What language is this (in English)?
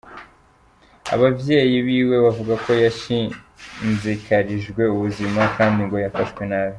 Kinyarwanda